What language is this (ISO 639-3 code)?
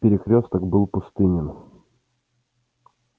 rus